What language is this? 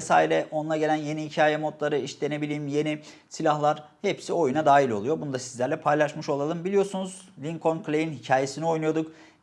Turkish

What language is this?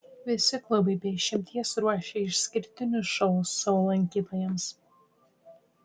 Lithuanian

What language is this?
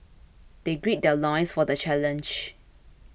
English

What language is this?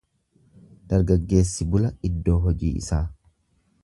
Oromo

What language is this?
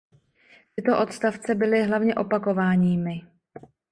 Czech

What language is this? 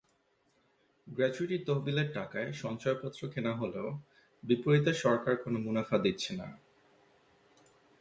Bangla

